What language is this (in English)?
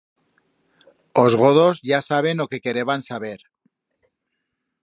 Aragonese